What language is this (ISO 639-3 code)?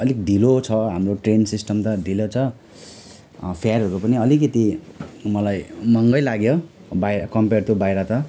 nep